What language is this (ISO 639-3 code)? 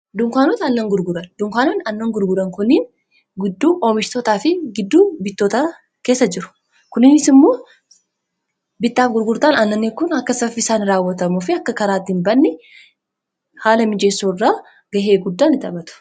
orm